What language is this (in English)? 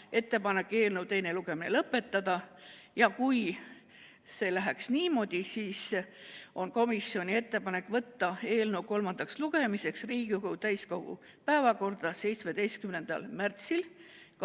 Estonian